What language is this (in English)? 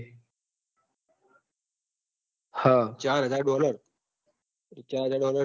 Gujarati